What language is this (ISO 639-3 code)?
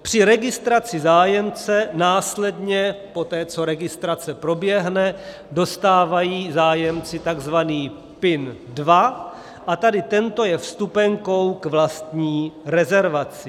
ces